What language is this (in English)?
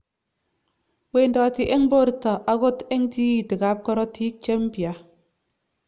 Kalenjin